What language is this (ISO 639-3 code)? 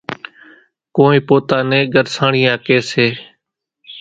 gjk